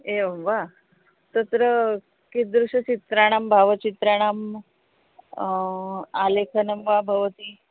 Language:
Sanskrit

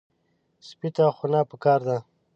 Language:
Pashto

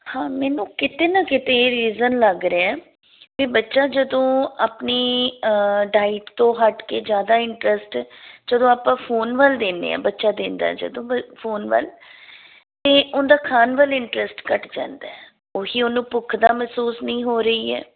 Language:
Punjabi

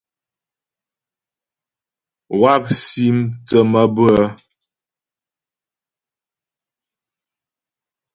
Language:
Ghomala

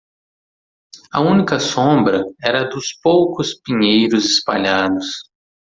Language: Portuguese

